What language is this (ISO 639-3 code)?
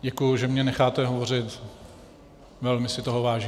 ces